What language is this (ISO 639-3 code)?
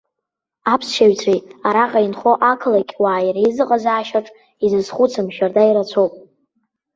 abk